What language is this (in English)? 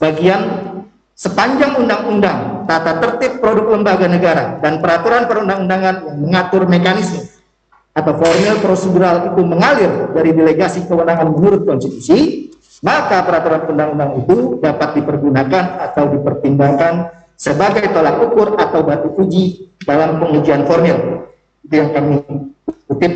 Indonesian